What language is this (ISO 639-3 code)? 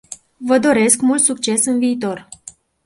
ron